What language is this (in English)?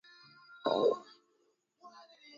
Swahili